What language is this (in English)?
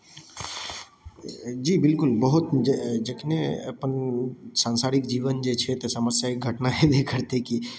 Maithili